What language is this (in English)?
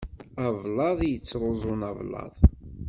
Kabyle